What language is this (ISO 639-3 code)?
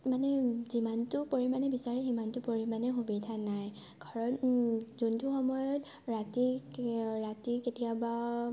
asm